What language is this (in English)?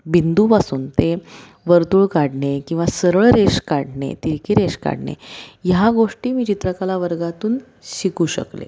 Marathi